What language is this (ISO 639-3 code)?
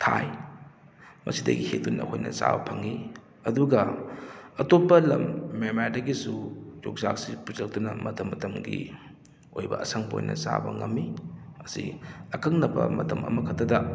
mni